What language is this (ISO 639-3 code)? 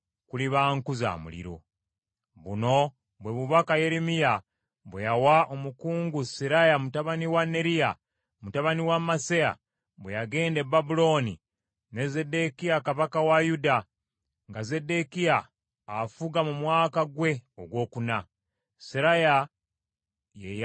lug